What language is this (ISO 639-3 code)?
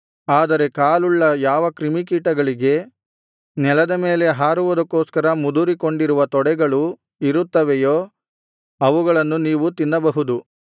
kan